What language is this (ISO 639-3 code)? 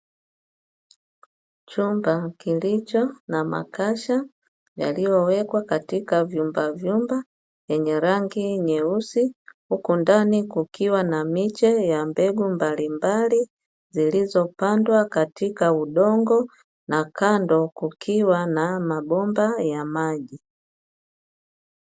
swa